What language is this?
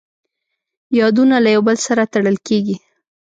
Pashto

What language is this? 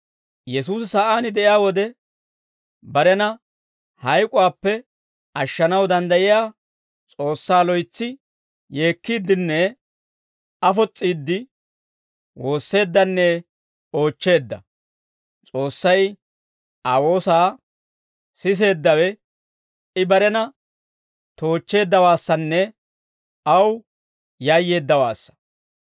Dawro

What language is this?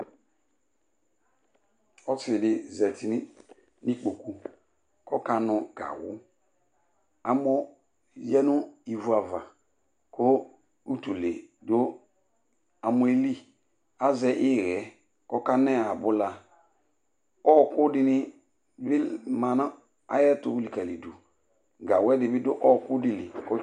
Ikposo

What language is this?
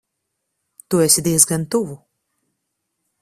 Latvian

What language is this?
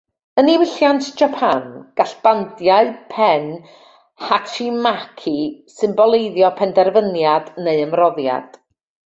Welsh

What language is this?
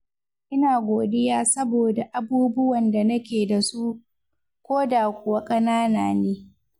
Hausa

